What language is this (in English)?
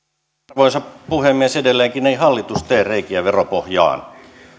Finnish